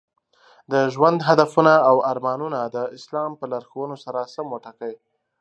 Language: Pashto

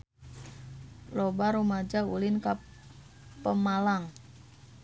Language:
Sundanese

